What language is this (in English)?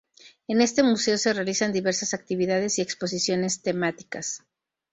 Spanish